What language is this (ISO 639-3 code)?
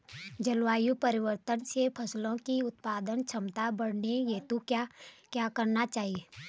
hin